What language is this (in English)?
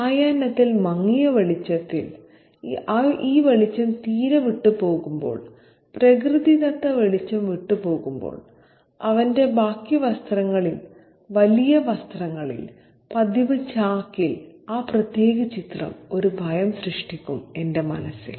Malayalam